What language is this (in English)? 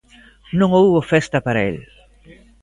Galician